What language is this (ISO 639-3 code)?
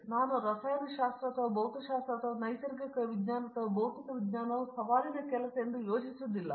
kan